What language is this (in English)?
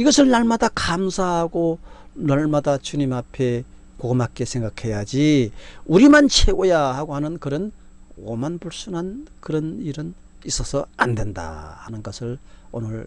Korean